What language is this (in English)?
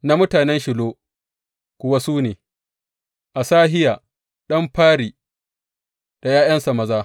Hausa